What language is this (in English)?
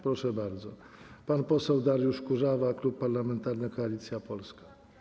Polish